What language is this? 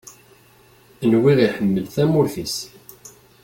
Kabyle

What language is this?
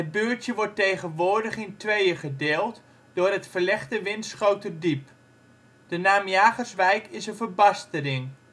Dutch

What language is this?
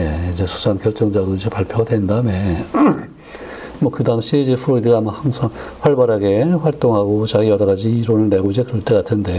Korean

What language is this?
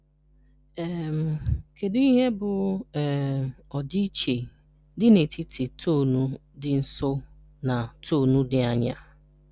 Igbo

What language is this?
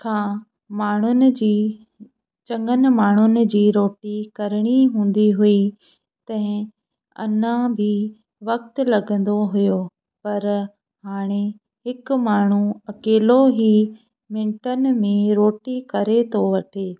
Sindhi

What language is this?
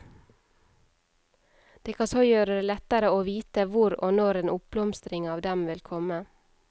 Norwegian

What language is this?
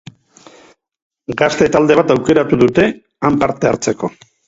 Basque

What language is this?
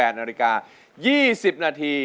Thai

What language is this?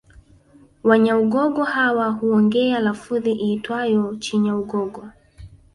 Swahili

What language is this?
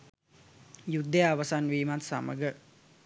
Sinhala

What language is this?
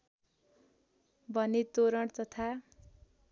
Nepali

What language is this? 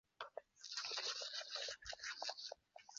Chinese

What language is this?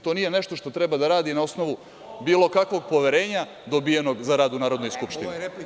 Serbian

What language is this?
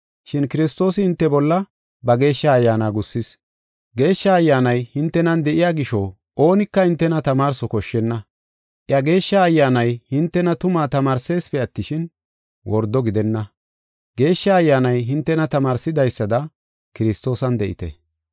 Gofa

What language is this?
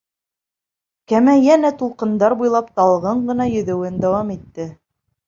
Bashkir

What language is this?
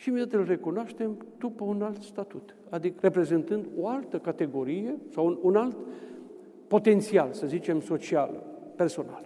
Romanian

